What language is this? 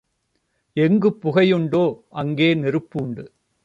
Tamil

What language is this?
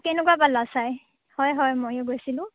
Assamese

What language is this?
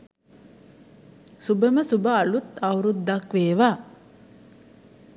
Sinhala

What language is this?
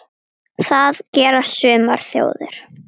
Icelandic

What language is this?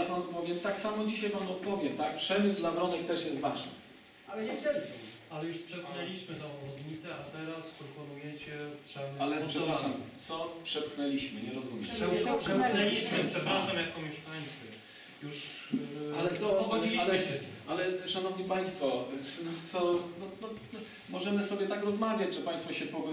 Polish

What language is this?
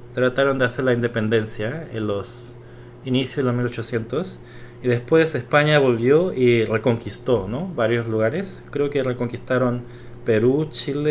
Spanish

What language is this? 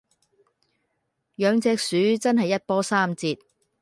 Cantonese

